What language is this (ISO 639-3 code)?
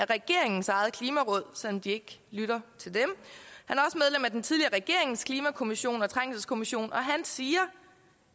dan